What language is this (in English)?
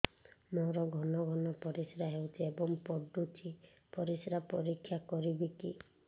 Odia